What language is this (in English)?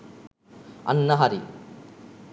Sinhala